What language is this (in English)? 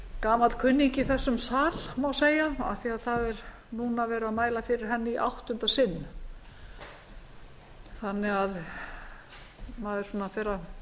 Icelandic